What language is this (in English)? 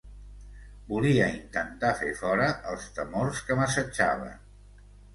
Catalan